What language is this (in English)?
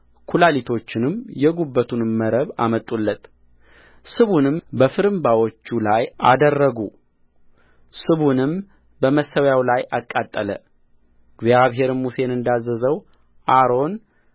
Amharic